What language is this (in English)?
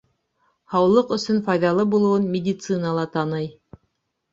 Bashkir